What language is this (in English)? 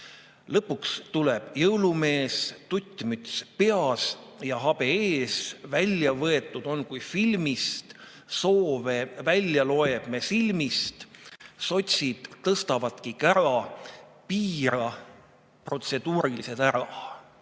Estonian